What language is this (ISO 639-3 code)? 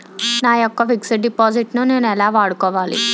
tel